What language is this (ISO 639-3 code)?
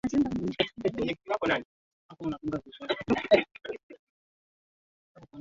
swa